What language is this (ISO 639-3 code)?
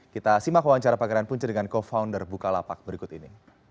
ind